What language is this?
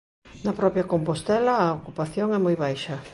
Galician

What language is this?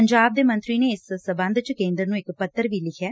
Punjabi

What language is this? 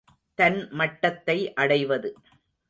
Tamil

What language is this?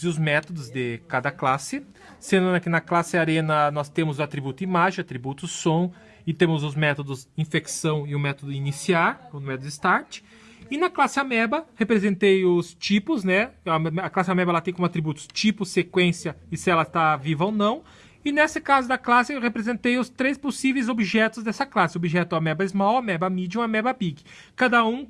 Portuguese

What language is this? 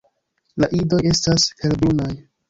Esperanto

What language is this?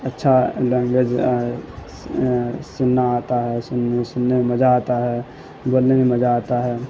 Urdu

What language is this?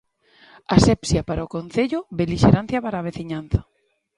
Galician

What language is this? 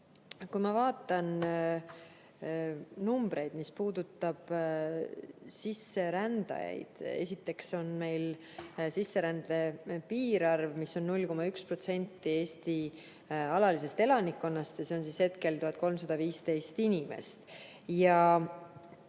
Estonian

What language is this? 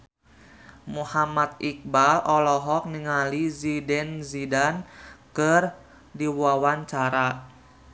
Sundanese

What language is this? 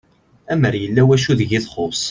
Kabyle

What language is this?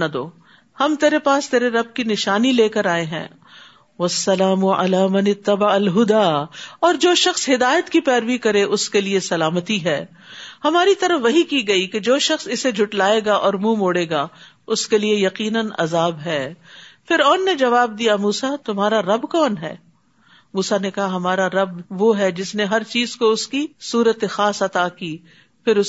Urdu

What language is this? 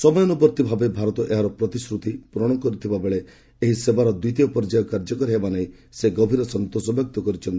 Odia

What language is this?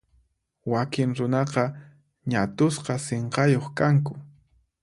Puno Quechua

